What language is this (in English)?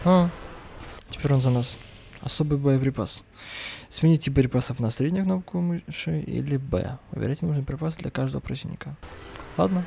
Russian